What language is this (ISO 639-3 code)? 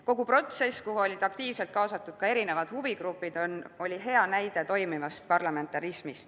est